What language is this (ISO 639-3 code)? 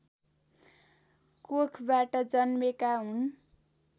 nep